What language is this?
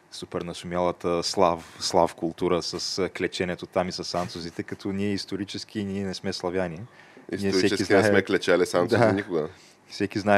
Bulgarian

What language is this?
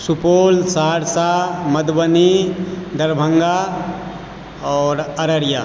Maithili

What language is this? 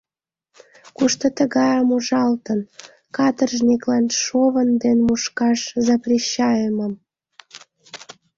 Mari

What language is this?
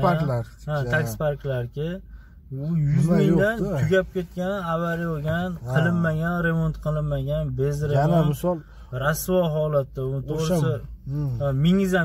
Turkish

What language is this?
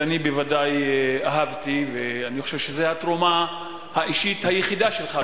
Hebrew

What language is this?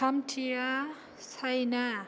Bodo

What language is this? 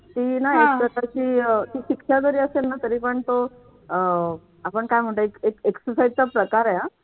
Marathi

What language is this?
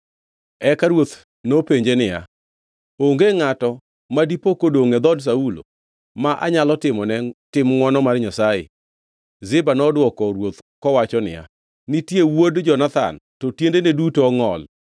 Luo (Kenya and Tanzania)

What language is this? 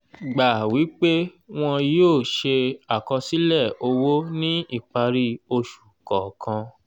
Yoruba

